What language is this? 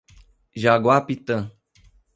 Portuguese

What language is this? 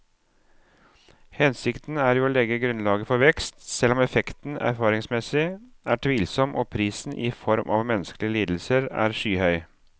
Norwegian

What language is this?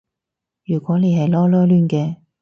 Cantonese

